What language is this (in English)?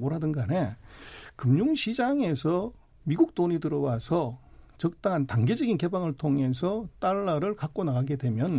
Korean